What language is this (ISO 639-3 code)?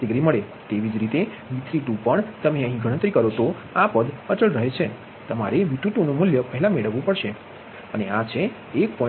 guj